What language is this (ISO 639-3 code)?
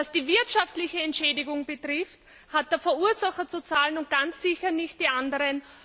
deu